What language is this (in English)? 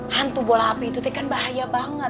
Indonesian